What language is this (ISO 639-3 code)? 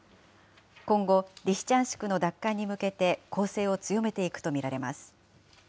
jpn